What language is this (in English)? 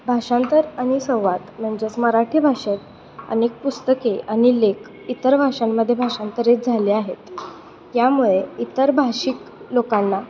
Marathi